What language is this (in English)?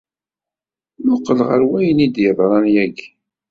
Kabyle